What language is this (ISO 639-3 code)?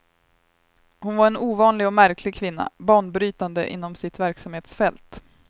swe